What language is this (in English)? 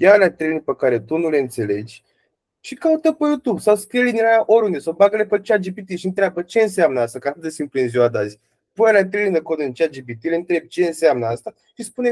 Romanian